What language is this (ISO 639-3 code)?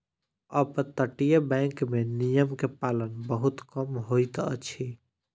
mai